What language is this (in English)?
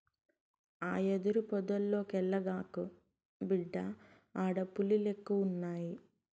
Telugu